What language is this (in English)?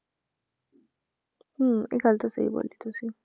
Punjabi